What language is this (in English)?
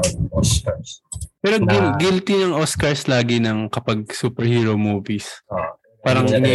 Filipino